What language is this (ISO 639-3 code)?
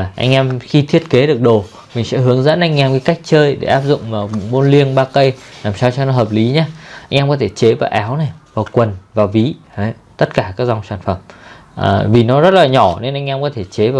vie